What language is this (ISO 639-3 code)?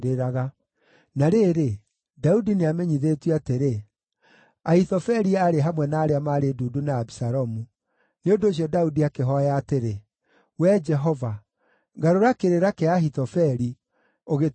kik